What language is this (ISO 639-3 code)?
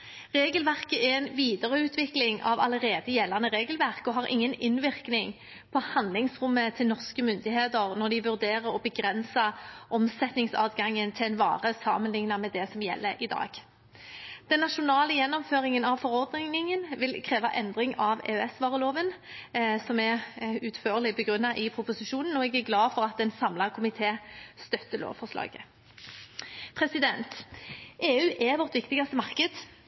nob